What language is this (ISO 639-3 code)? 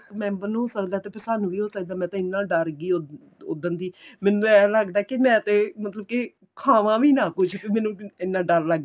pan